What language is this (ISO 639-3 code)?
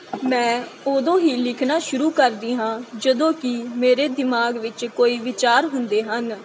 pan